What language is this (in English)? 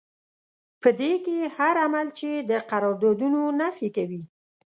Pashto